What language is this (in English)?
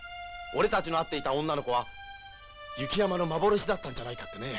Japanese